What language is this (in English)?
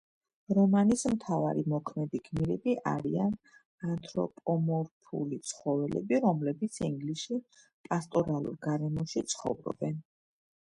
Georgian